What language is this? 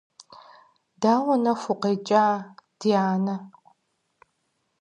Kabardian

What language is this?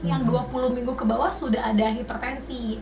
Indonesian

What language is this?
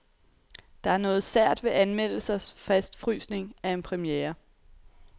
Danish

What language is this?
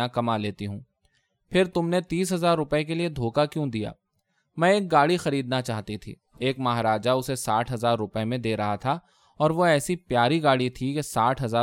Urdu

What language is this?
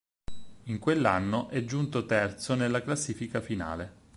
Italian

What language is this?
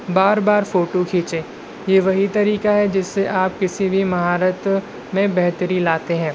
Urdu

